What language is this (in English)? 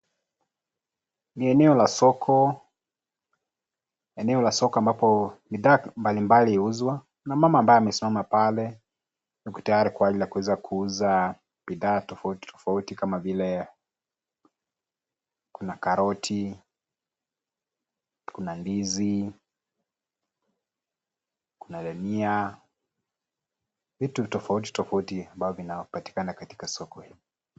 Swahili